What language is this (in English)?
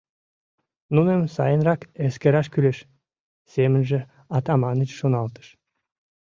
Mari